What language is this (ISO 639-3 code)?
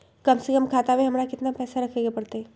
mag